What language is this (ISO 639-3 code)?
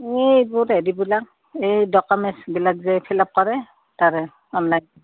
asm